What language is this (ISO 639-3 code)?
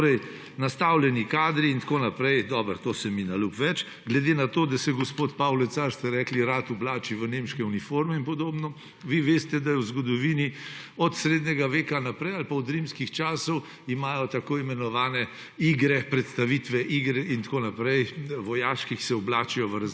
slv